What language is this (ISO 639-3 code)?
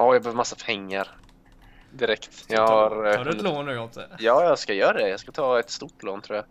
swe